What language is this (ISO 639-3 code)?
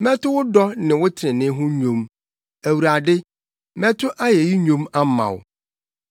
aka